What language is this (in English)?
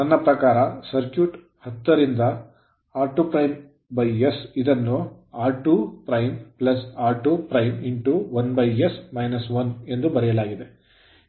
Kannada